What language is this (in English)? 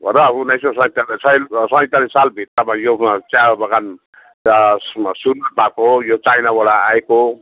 Nepali